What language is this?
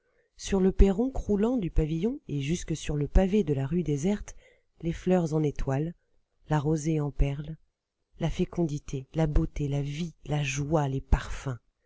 French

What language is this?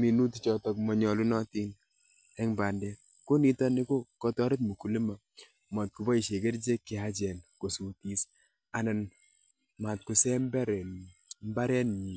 Kalenjin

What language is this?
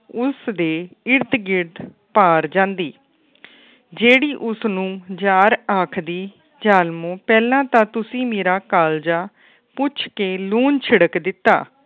Punjabi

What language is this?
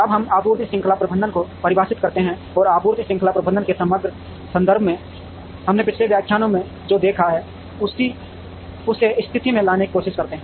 Hindi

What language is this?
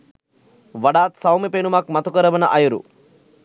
Sinhala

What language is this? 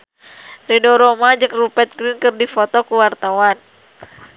Sundanese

